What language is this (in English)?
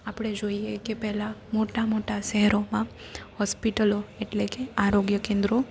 Gujarati